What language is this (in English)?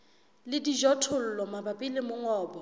Southern Sotho